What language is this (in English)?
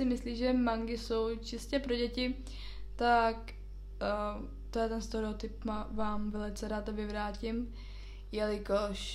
Czech